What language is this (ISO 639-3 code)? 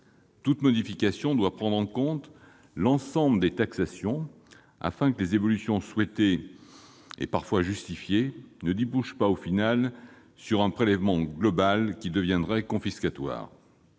fra